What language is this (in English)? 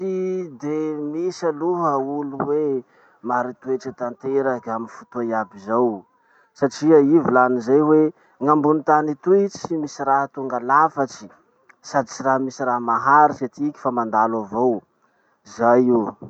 Masikoro Malagasy